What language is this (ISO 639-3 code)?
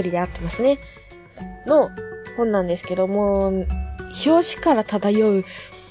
jpn